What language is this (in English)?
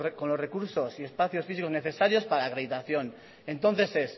Spanish